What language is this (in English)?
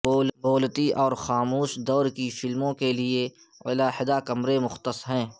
Urdu